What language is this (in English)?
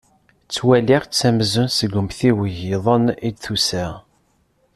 Kabyle